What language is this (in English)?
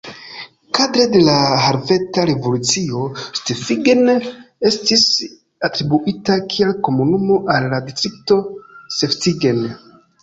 Esperanto